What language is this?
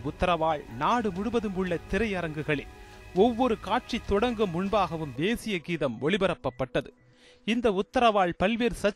Tamil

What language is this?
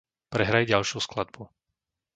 Slovak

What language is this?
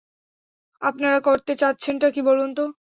Bangla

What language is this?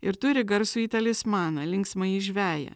Lithuanian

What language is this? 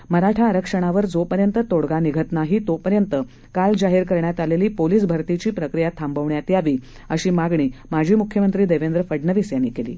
Marathi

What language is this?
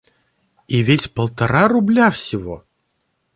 Russian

